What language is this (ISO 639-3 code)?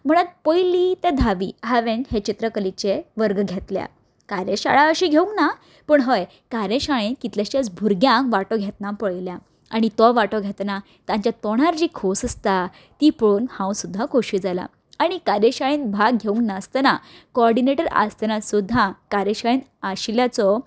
kok